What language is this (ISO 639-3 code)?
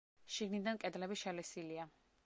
kat